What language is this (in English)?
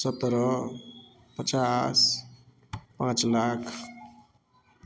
Maithili